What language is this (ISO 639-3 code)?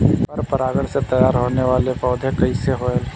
bho